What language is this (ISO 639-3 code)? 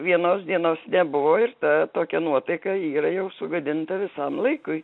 lit